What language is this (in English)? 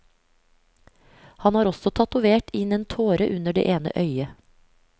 Norwegian